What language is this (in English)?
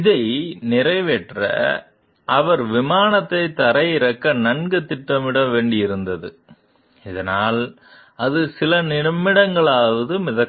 Tamil